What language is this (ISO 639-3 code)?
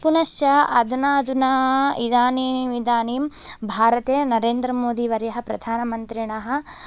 san